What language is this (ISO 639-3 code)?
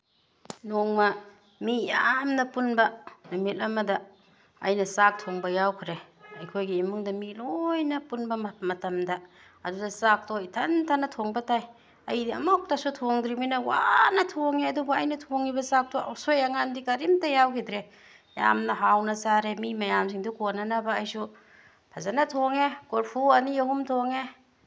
mni